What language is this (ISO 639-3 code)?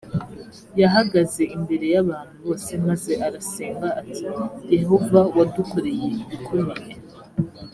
kin